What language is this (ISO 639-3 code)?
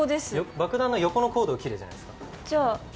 jpn